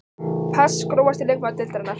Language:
Icelandic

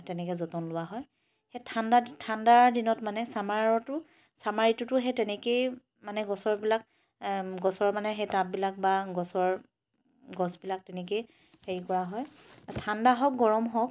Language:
Assamese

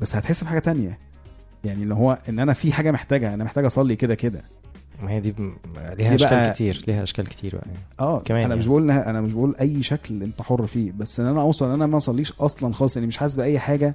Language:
Arabic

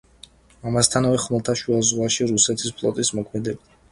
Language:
Georgian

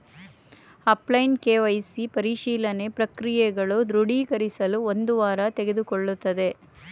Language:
Kannada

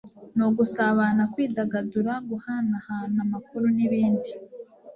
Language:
Kinyarwanda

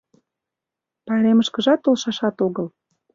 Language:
Mari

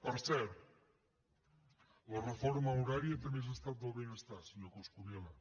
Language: Catalan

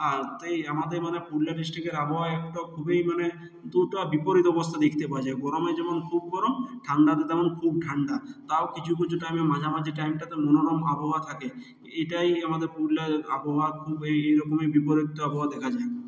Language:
Bangla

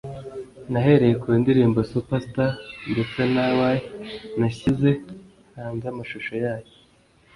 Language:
Kinyarwanda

